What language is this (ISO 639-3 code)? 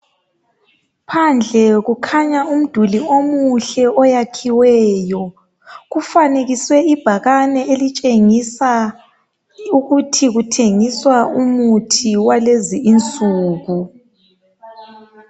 nde